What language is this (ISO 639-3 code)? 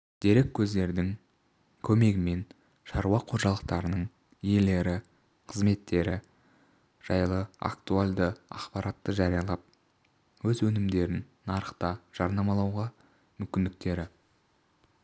kaz